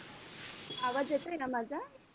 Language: Marathi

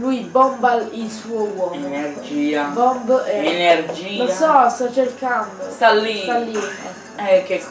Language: Italian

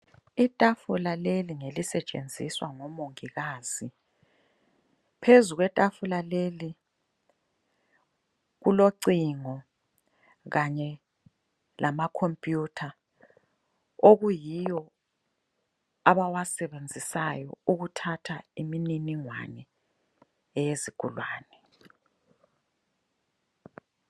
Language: North Ndebele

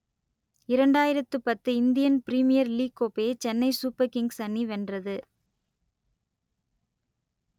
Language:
Tamil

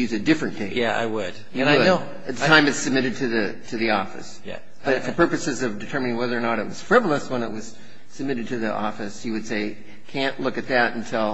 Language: English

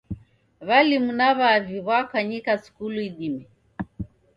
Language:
Taita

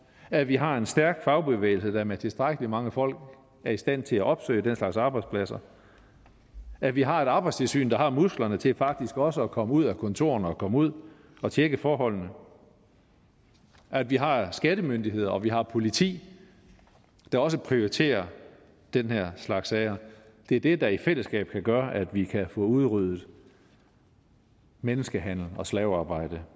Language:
Danish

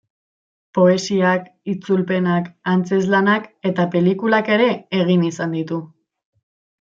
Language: Basque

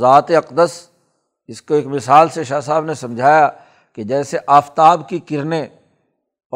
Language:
Urdu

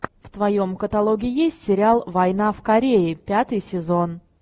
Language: Russian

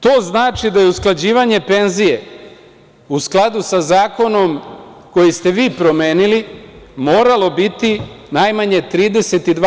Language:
Serbian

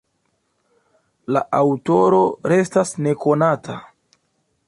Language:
Esperanto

